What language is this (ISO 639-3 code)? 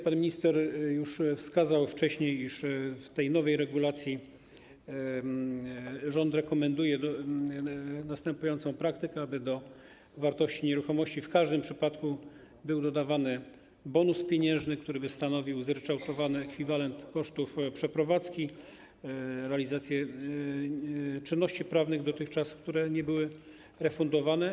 pol